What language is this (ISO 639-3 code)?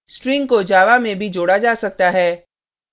hin